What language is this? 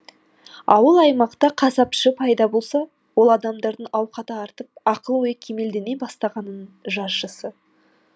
Kazakh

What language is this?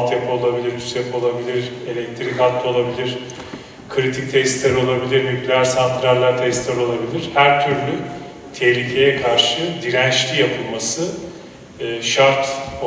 Turkish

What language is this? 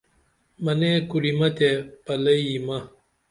Dameli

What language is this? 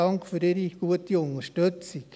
Swiss German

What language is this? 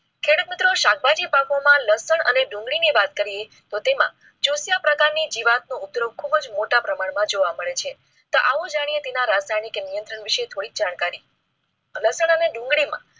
Gujarati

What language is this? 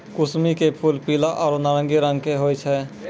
Maithili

